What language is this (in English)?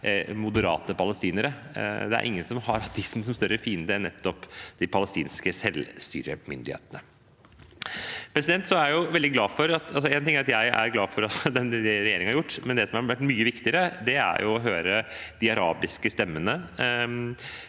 Norwegian